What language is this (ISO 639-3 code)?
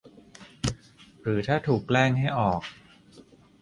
tha